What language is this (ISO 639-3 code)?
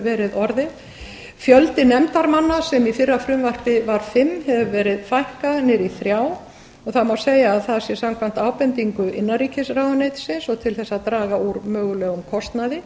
isl